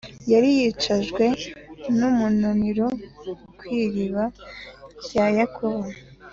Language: Kinyarwanda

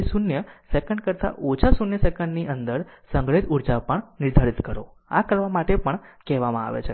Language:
Gujarati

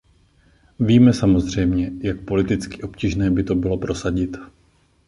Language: Czech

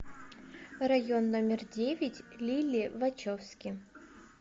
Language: Russian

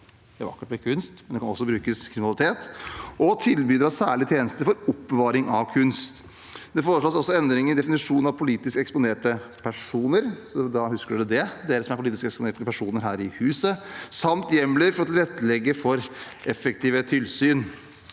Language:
Norwegian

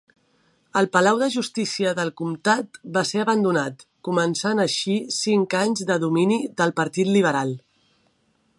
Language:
Catalan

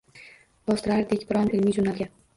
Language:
Uzbek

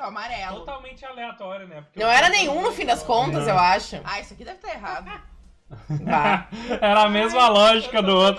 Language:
Portuguese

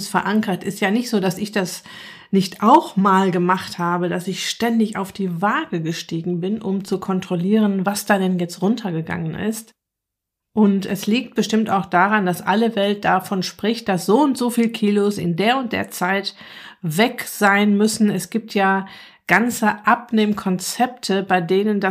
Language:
German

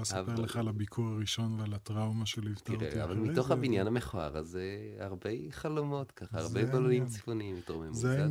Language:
Hebrew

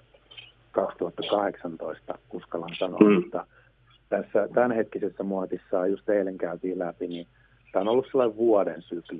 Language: Finnish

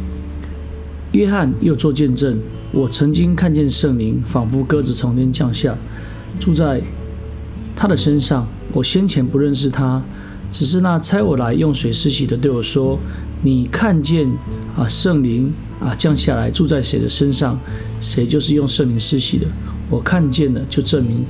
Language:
Chinese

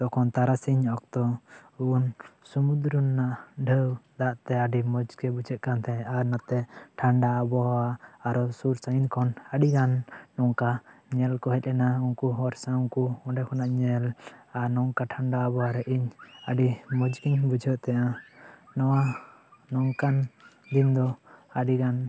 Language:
Santali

